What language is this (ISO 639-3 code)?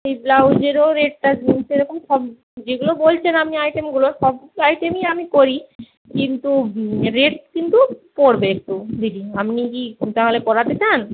ben